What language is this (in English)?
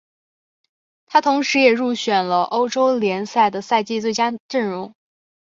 Chinese